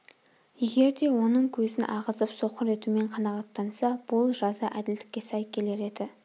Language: Kazakh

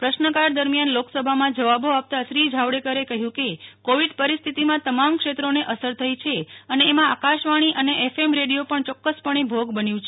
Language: Gujarati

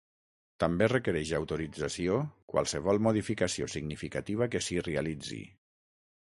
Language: Catalan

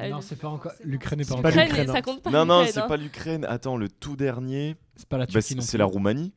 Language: French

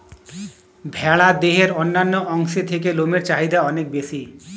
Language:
Bangla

